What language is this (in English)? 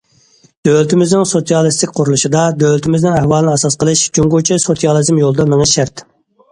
Uyghur